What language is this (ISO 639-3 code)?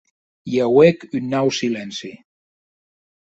oci